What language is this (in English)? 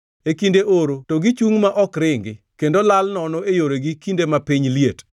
Luo (Kenya and Tanzania)